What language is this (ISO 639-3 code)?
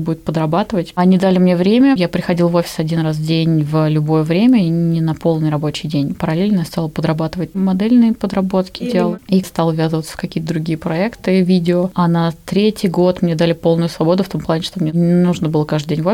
rus